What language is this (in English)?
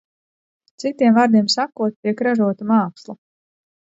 Latvian